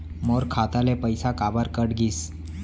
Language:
Chhattisgarhi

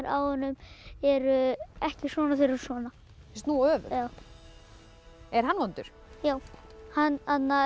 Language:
Icelandic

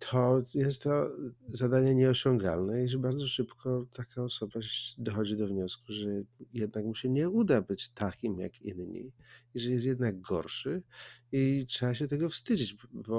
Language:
Polish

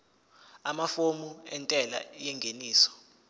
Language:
Zulu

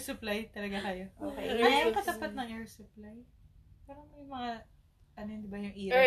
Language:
Filipino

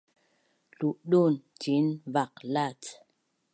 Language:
Bunun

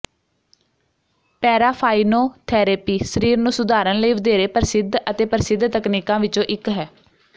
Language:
Punjabi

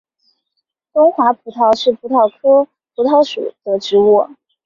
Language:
Chinese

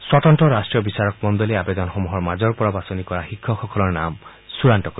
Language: Assamese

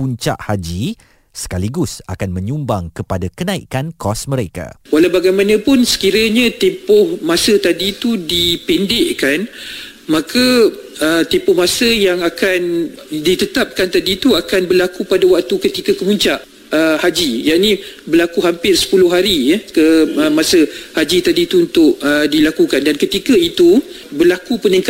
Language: Malay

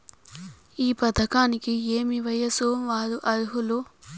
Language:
Telugu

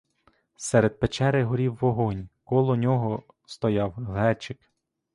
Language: Ukrainian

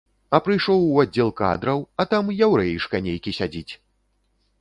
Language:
Belarusian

